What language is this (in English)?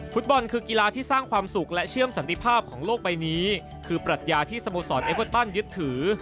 Thai